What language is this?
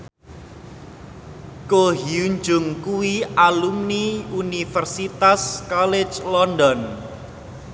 Javanese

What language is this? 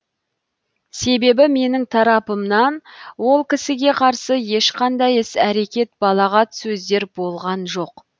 Kazakh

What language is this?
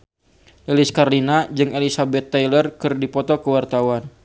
Sundanese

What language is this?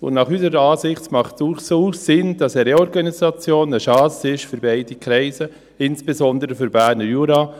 Swiss German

